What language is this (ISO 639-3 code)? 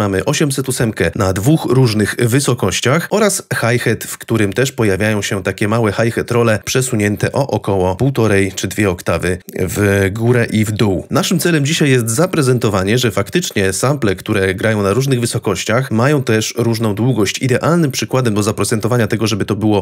pol